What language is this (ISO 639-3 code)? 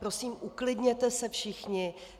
ces